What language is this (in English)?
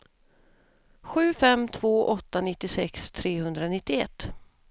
Swedish